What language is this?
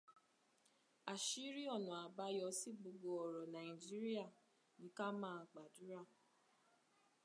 Yoruba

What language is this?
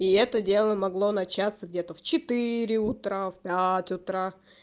Russian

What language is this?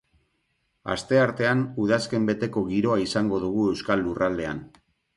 Basque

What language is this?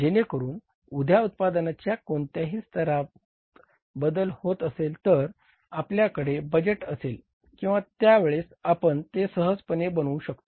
Marathi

